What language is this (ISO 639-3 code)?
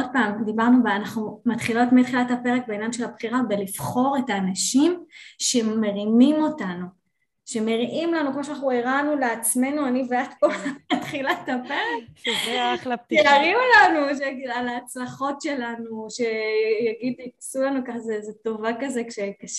heb